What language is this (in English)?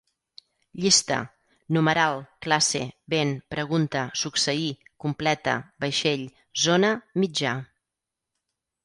Catalan